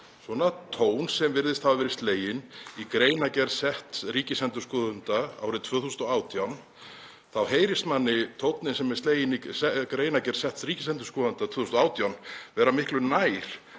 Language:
Icelandic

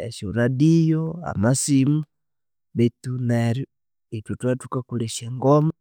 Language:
Konzo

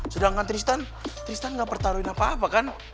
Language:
Indonesian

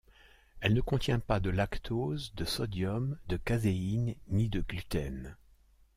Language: French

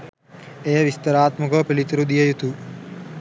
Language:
Sinhala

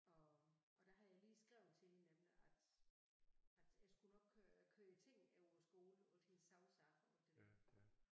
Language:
Danish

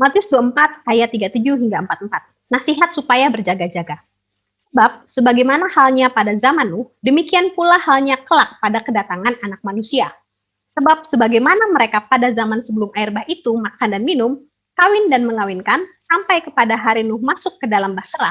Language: Indonesian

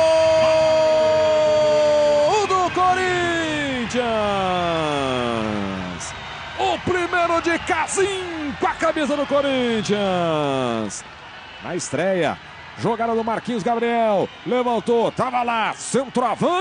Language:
Portuguese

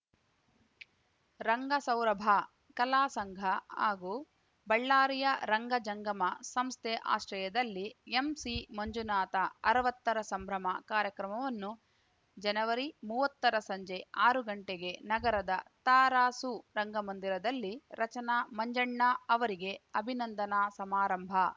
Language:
Kannada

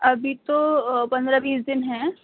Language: Urdu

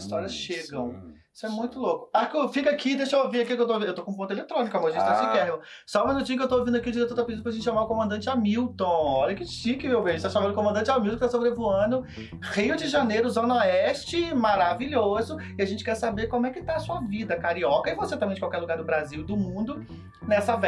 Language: Portuguese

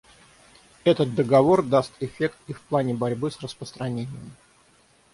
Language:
Russian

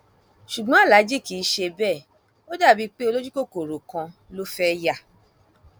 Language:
Yoruba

